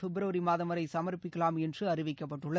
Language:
Tamil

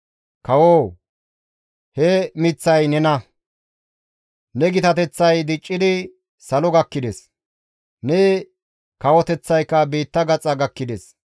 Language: Gamo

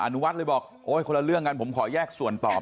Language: Thai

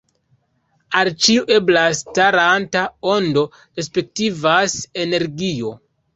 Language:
Esperanto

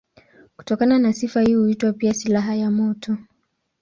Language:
Swahili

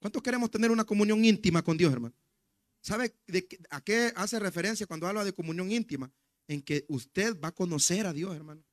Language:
Spanish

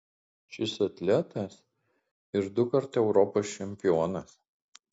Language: Lithuanian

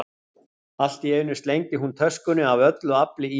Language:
Icelandic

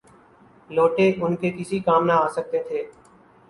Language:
Urdu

